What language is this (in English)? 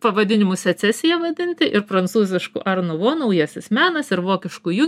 Lithuanian